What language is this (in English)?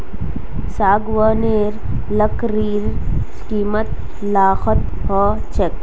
Magahi